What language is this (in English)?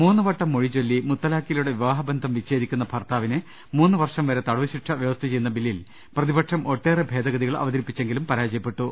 Malayalam